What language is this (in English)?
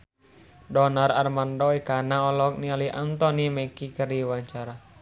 Sundanese